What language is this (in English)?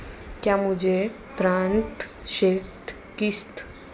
Hindi